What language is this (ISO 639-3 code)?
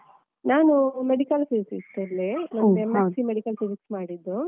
kan